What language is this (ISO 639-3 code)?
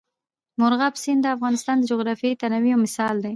pus